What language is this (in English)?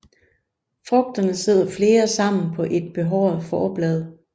Danish